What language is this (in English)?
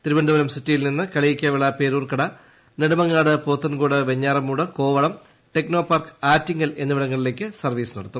Malayalam